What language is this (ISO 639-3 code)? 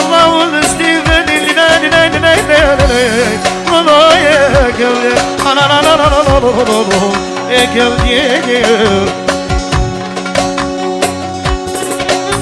bul